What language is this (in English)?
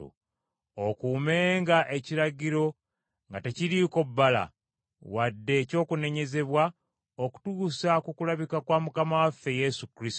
Ganda